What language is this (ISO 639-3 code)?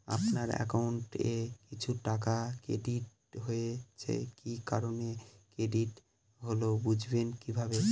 ben